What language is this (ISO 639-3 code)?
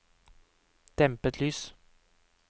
nor